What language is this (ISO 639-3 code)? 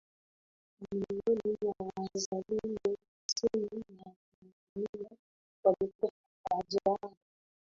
swa